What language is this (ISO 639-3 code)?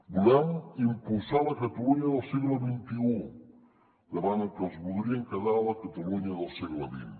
cat